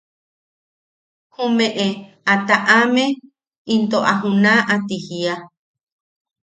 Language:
Yaqui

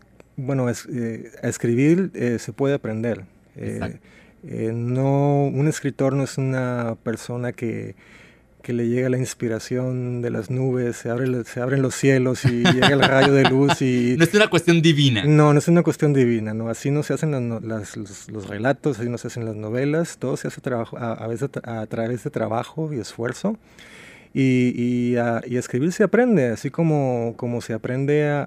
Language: Spanish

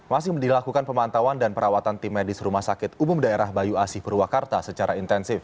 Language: Indonesian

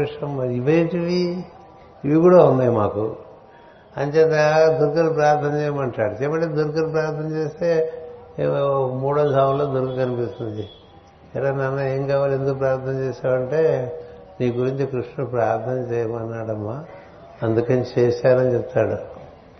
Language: Telugu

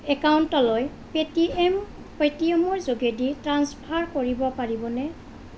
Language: Assamese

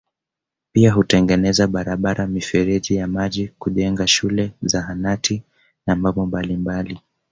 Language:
Swahili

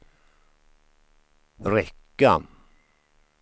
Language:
Swedish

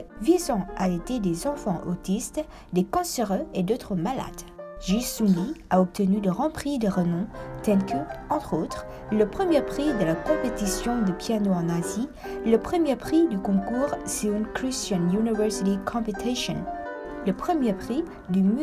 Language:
French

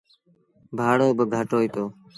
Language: Sindhi Bhil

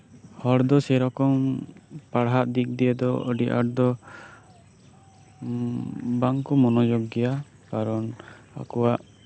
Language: Santali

